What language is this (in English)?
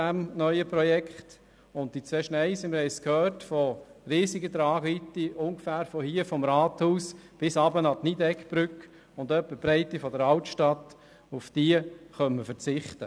Swiss German